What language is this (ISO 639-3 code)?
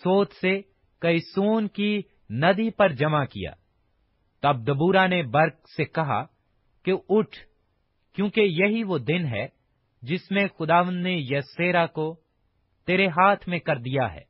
urd